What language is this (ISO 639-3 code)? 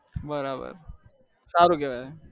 guj